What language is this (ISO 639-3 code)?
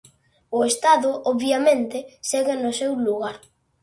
glg